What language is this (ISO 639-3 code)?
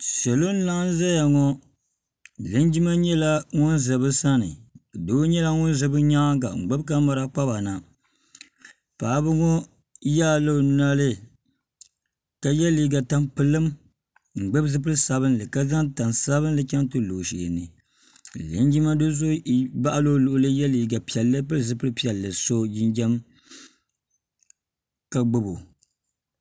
dag